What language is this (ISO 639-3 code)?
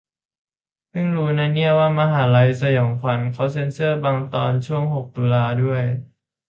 tha